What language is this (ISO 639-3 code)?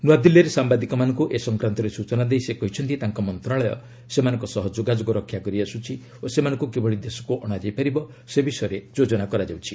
ori